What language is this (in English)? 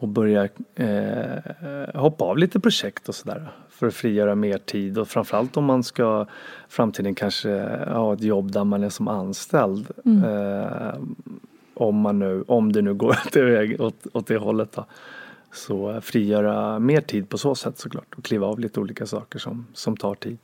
Swedish